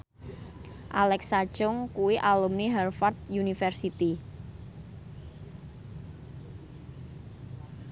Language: Javanese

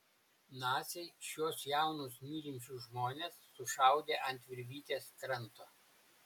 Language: Lithuanian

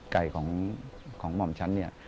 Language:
Thai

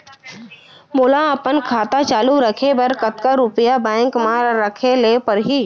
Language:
Chhattisgarhi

